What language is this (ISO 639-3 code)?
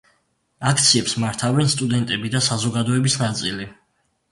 kat